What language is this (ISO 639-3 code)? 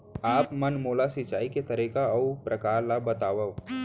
hne